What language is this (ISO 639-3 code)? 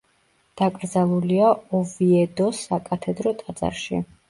kat